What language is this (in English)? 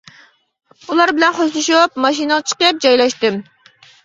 Uyghur